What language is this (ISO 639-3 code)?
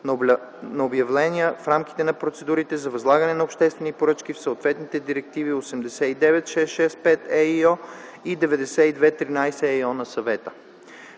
bul